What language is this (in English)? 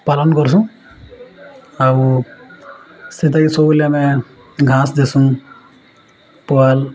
Odia